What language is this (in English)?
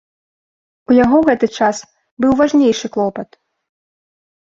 Belarusian